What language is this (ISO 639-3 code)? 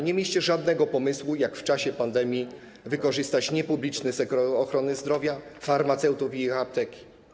pol